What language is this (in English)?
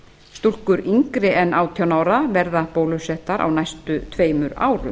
Icelandic